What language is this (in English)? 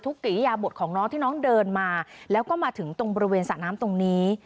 Thai